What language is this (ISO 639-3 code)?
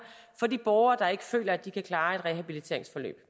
dan